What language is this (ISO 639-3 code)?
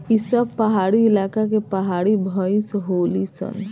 bho